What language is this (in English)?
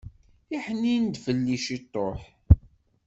Kabyle